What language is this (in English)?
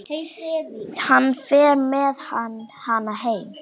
Icelandic